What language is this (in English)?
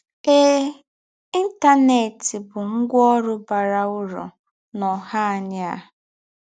Igbo